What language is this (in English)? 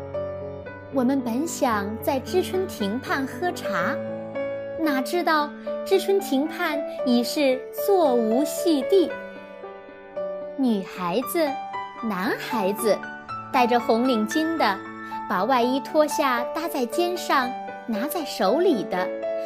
Chinese